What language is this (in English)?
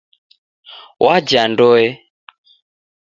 Taita